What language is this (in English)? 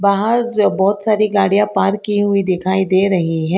Hindi